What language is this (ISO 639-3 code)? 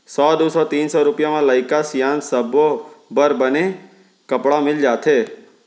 hne